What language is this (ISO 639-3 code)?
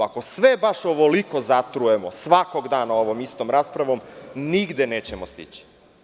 srp